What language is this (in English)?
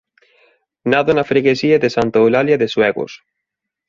Galician